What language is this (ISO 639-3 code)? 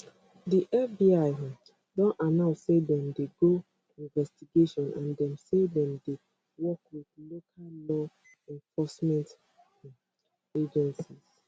pcm